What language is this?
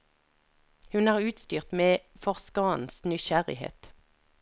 Norwegian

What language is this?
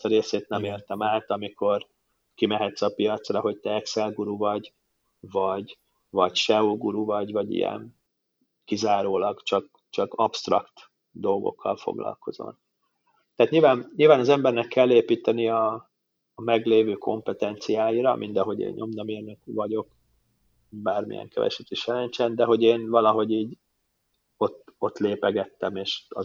Hungarian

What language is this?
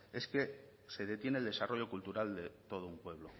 Spanish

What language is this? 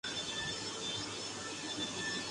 Urdu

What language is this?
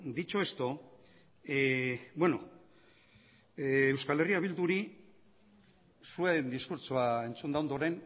Basque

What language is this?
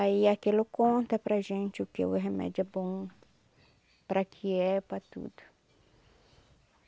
Portuguese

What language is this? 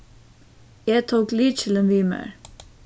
Faroese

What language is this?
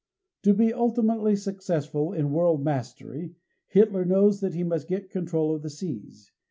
English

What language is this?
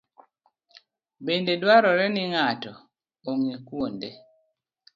Luo (Kenya and Tanzania)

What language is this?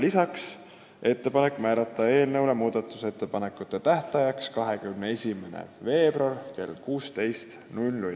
Estonian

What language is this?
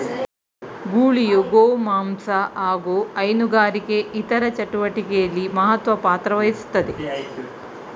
Kannada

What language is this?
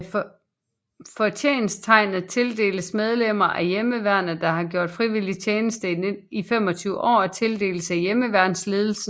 Danish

